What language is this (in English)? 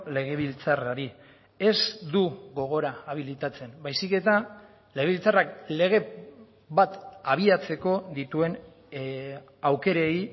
Basque